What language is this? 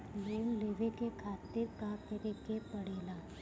Bhojpuri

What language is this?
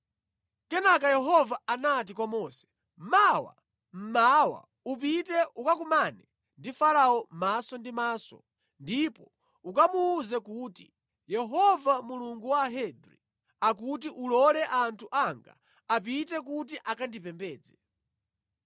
Nyanja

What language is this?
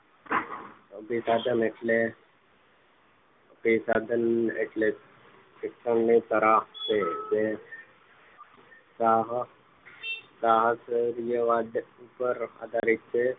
Gujarati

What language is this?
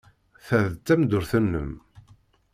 Kabyle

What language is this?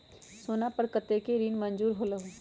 Magahi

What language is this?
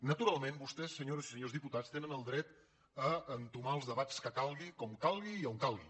Catalan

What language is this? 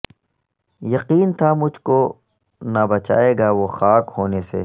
Urdu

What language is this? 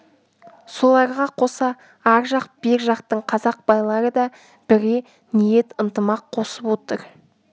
Kazakh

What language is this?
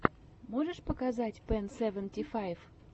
Russian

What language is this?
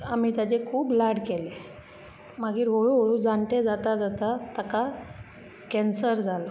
Konkani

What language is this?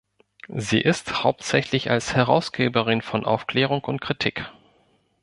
German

